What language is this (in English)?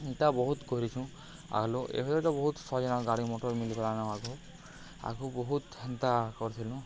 Odia